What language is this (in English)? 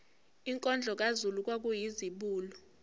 Zulu